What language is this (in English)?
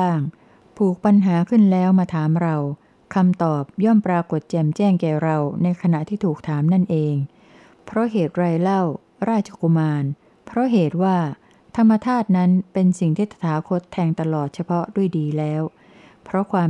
Thai